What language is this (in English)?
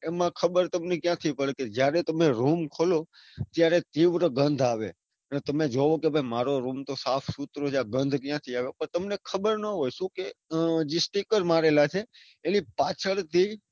Gujarati